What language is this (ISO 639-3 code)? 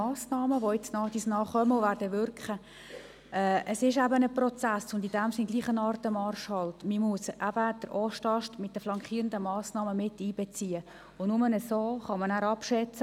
gsw